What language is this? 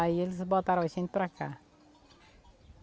Portuguese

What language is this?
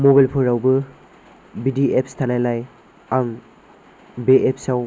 Bodo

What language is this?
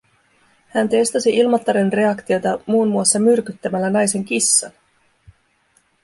Finnish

